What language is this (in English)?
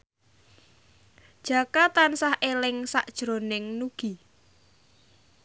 Javanese